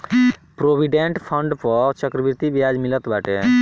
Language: Bhojpuri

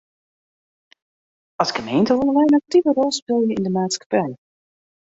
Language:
Western Frisian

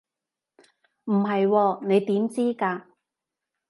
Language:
Cantonese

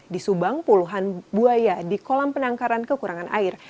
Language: Indonesian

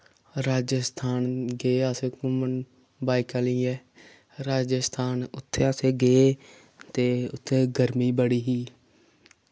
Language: Dogri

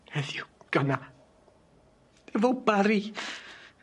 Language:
Welsh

